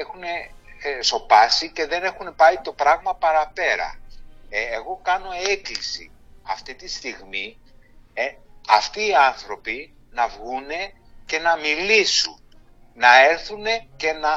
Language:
Greek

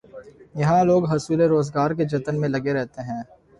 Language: Urdu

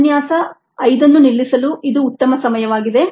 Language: Kannada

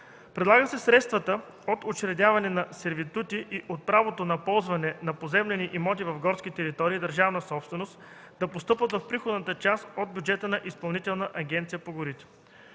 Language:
Bulgarian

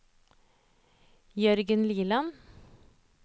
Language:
Norwegian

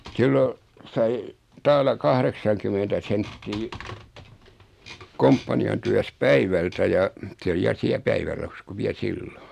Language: Finnish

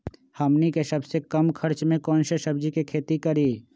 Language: Magahi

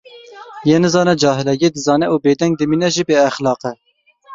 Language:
Kurdish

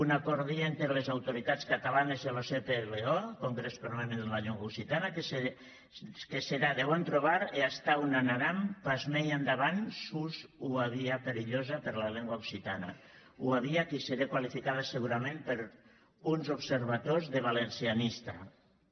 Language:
Catalan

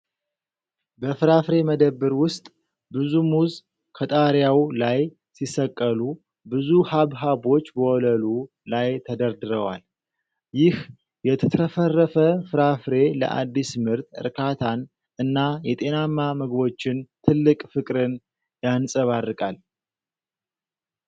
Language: Amharic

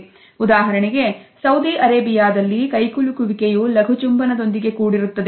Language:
Kannada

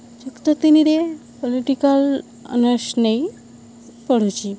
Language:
Odia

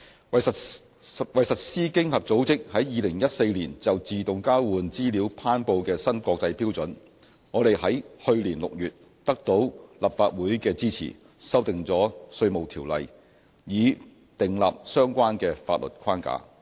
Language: Cantonese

